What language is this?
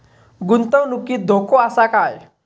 Marathi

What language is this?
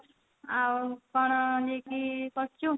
Odia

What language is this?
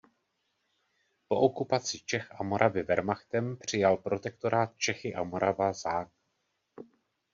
Czech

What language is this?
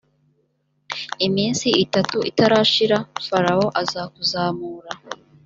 Kinyarwanda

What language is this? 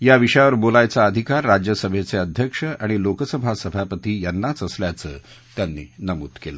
Marathi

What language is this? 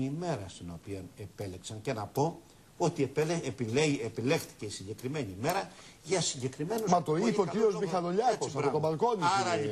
Greek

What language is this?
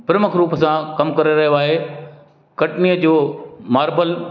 Sindhi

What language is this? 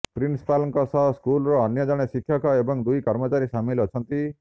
Odia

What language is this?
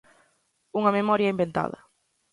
Galician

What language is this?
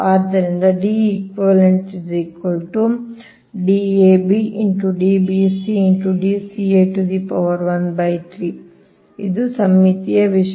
Kannada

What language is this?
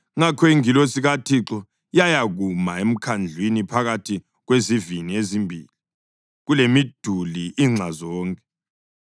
North Ndebele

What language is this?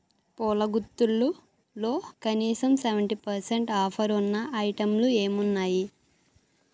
Telugu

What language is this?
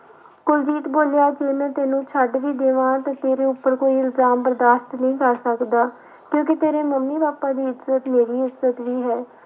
Punjabi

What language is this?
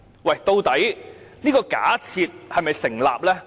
Cantonese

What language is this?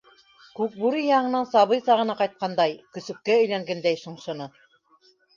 Bashkir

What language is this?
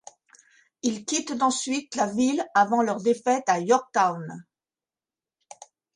French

